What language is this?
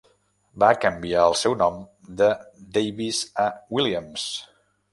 Catalan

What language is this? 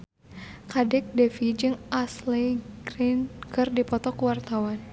Sundanese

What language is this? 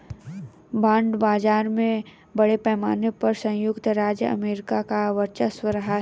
Hindi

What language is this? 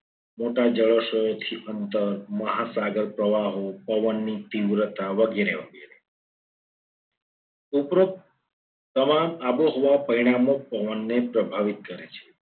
Gujarati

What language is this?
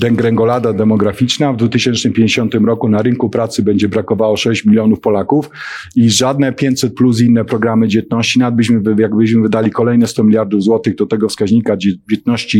Polish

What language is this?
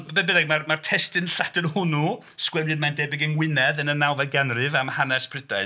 Welsh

